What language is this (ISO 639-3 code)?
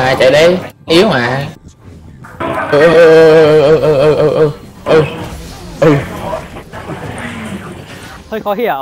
vie